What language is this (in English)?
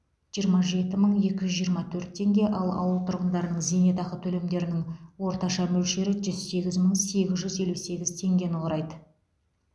Kazakh